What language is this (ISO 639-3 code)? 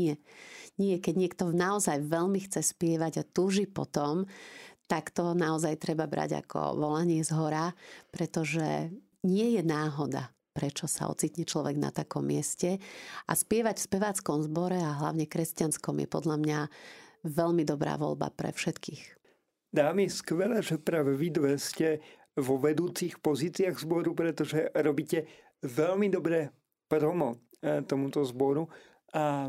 slk